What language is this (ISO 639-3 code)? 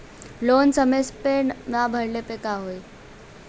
bho